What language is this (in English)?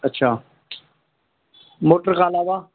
Sindhi